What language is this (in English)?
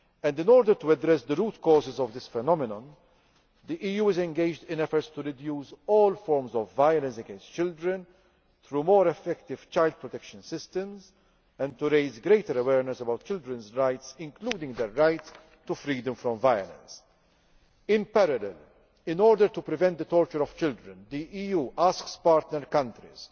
English